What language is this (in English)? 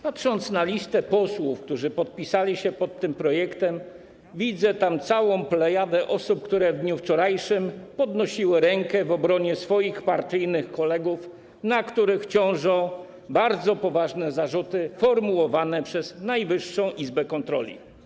Polish